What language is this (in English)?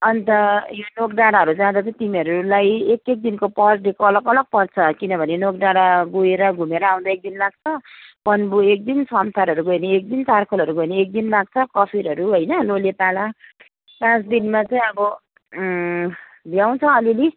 Nepali